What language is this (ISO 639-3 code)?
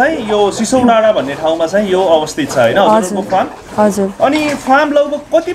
kor